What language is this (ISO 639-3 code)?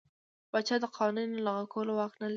pus